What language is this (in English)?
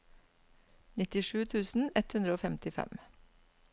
Norwegian